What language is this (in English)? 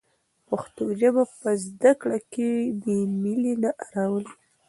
Pashto